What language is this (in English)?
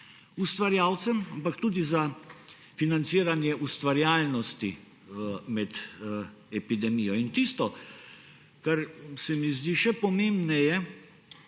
Slovenian